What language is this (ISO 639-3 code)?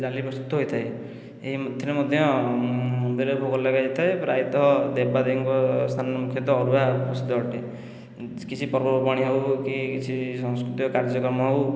ori